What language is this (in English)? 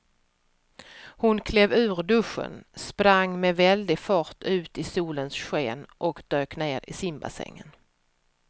Swedish